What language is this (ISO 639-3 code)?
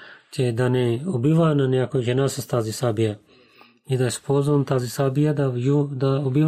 bul